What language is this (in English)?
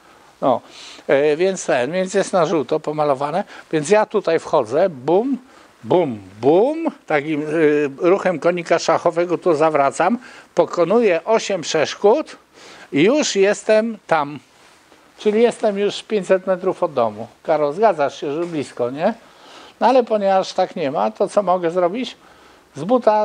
Polish